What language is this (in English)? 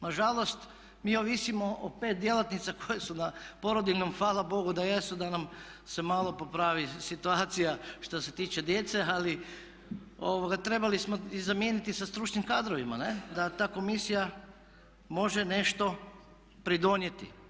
Croatian